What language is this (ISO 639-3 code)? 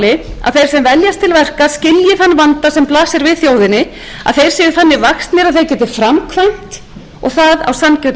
isl